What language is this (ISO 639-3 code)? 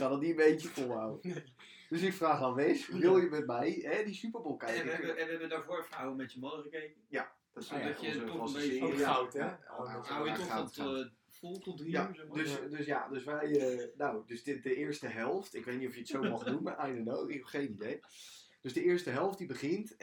nld